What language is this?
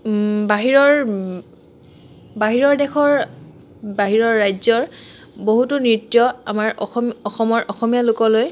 Assamese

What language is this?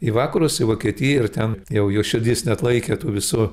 Lithuanian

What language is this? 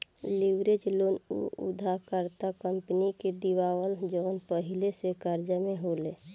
Bhojpuri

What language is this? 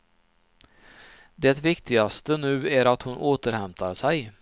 Swedish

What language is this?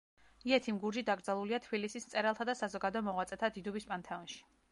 Georgian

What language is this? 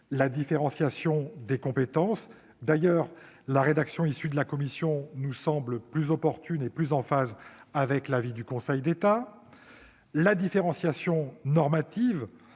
French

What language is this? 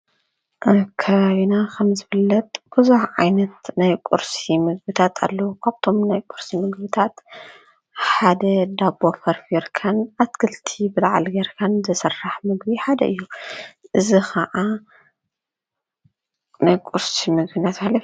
Tigrinya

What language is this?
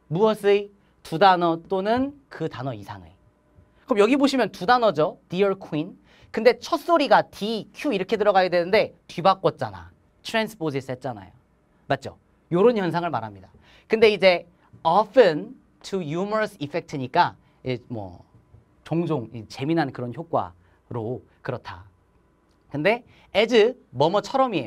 Korean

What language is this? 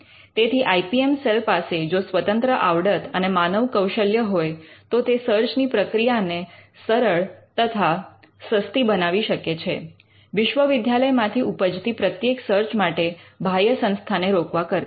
Gujarati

